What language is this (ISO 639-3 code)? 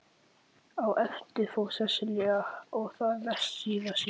isl